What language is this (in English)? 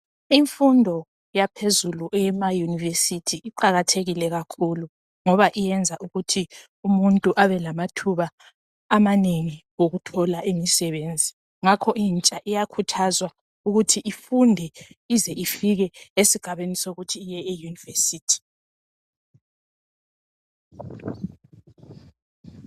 North Ndebele